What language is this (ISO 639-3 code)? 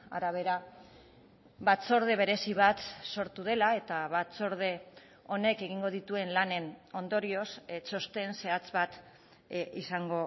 eus